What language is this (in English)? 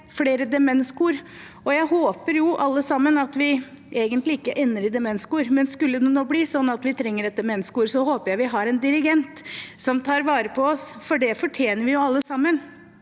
Norwegian